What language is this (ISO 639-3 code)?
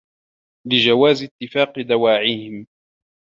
ara